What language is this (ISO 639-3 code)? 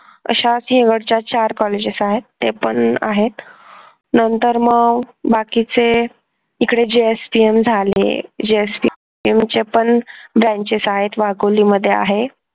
mar